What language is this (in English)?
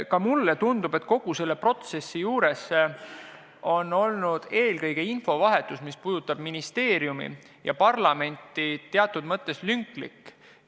Estonian